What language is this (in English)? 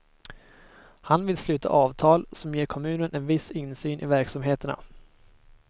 Swedish